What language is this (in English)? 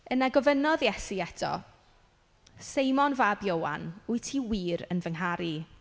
Welsh